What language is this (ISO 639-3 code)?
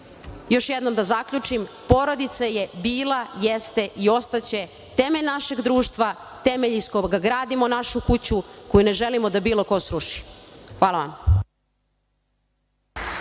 srp